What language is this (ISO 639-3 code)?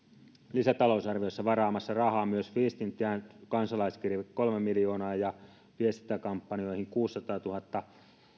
fin